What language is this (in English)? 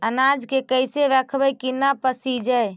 Magahi